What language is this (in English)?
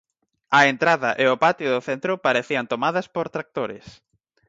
Galician